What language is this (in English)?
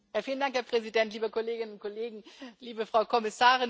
German